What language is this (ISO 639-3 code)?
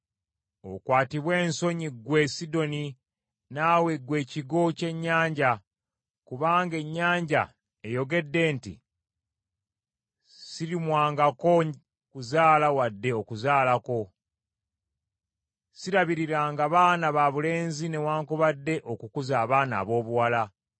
lug